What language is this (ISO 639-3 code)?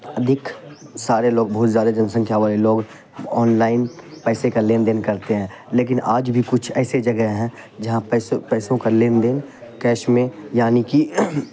urd